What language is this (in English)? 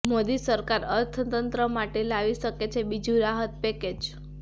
Gujarati